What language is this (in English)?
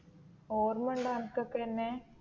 Malayalam